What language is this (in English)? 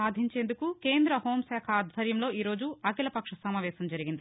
Telugu